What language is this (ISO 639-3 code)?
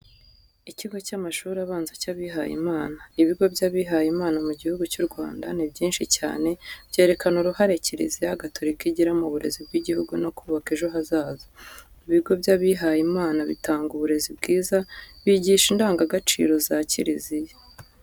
kin